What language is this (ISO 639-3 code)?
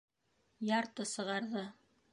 bak